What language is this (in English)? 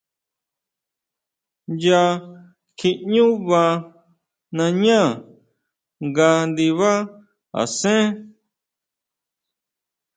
Huautla Mazatec